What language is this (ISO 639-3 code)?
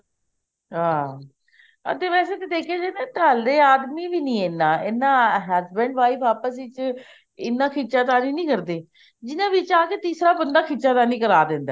pan